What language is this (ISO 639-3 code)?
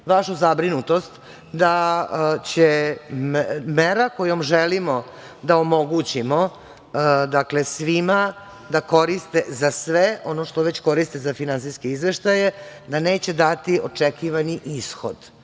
srp